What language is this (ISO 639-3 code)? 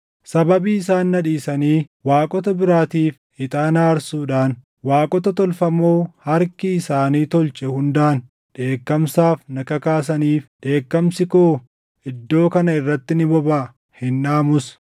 orm